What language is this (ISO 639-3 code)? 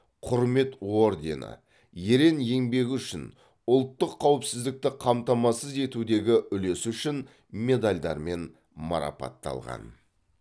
kaz